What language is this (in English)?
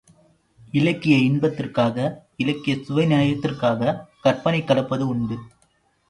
Tamil